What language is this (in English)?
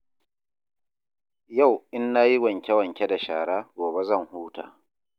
Hausa